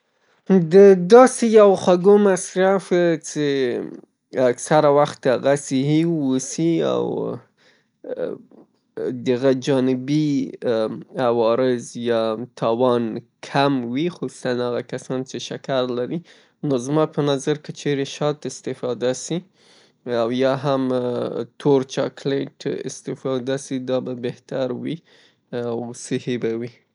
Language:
Pashto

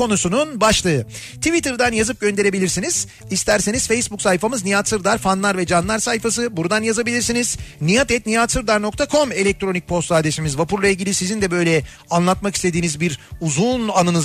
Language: Turkish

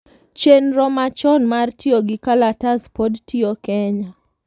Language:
Luo (Kenya and Tanzania)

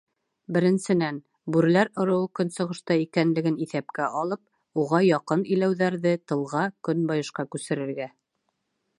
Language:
Bashkir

